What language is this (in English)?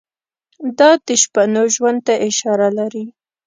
Pashto